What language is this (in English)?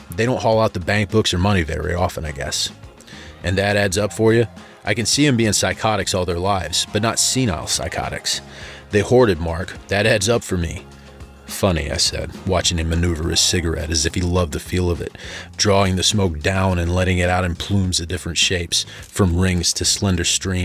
English